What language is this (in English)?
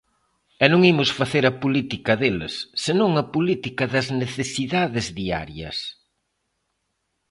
Galician